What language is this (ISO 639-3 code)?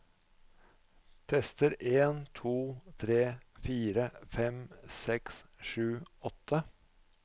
nor